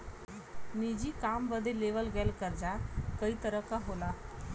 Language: Bhojpuri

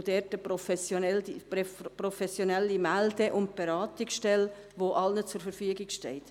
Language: Swiss German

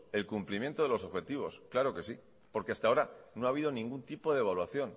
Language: Spanish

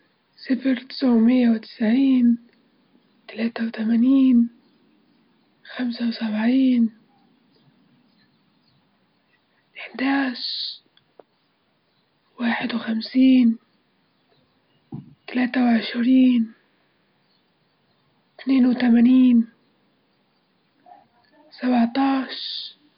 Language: Libyan Arabic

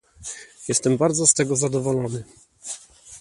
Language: Polish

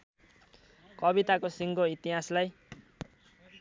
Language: Nepali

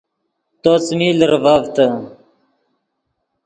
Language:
Yidgha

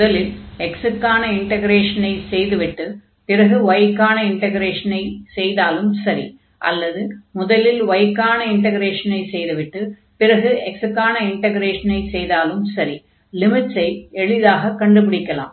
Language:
Tamil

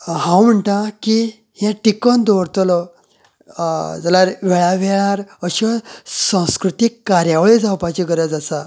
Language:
Konkani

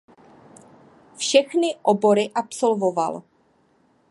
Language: Czech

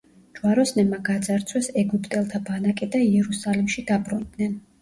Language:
Georgian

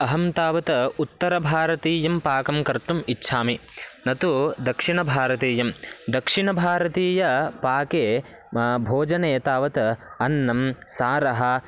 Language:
Sanskrit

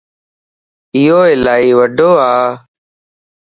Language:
Lasi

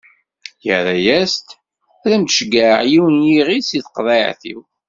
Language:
Kabyle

